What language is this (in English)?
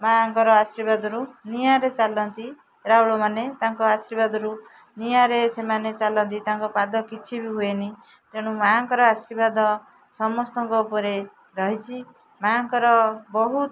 Odia